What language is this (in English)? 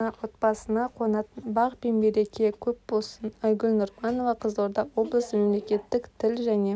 Kazakh